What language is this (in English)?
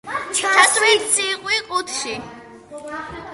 Georgian